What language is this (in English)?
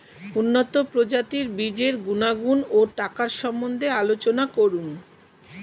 Bangla